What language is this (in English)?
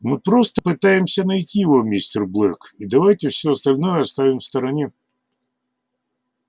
Russian